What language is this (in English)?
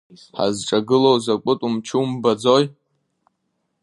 Abkhazian